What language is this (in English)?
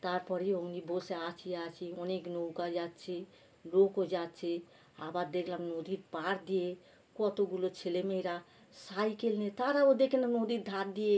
Bangla